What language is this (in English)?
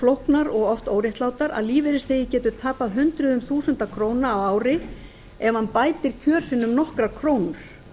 Icelandic